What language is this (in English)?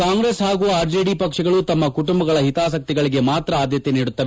Kannada